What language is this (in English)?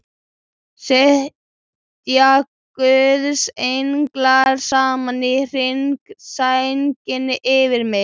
Icelandic